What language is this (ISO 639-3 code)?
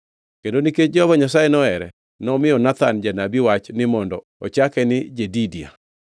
luo